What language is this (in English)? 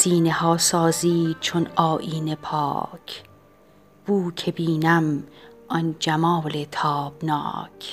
Persian